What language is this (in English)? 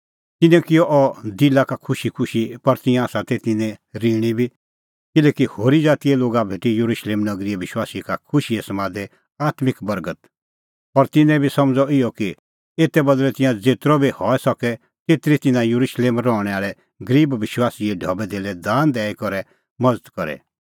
Kullu Pahari